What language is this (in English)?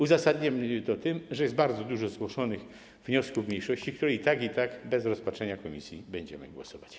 Polish